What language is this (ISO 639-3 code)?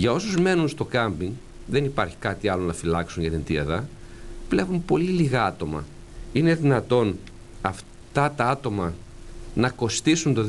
ell